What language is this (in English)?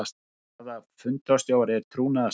Icelandic